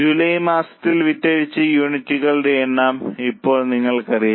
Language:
Malayalam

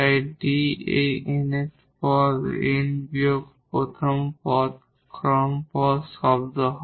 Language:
Bangla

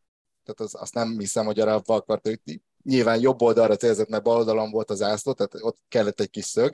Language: Hungarian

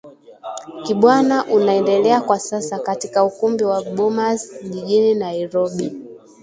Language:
Swahili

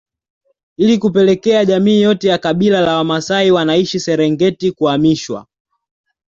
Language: Swahili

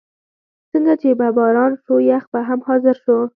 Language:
Pashto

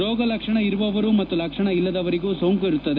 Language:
Kannada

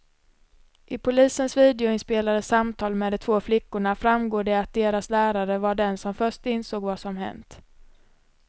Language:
Swedish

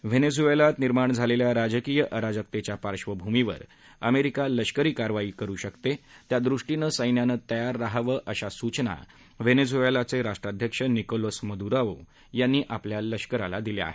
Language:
Marathi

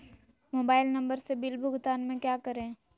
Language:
Magahi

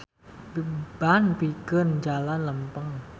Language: Sundanese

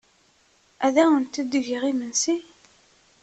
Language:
Kabyle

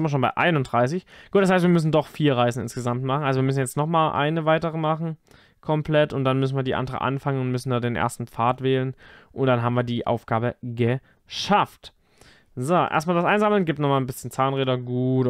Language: German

